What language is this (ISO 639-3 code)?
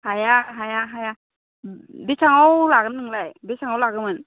brx